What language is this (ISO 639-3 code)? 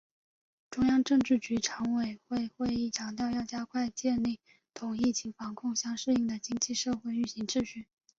zho